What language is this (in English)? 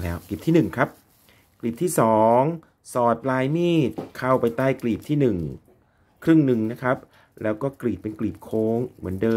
Thai